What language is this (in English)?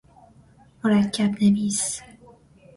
Persian